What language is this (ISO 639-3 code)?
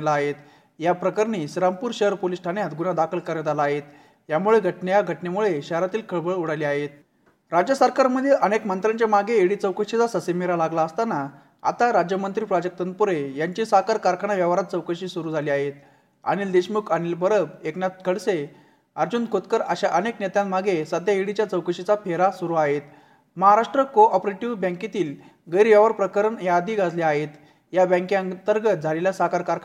mar